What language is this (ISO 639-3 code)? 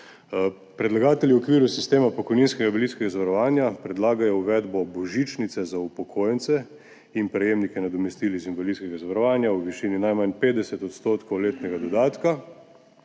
slv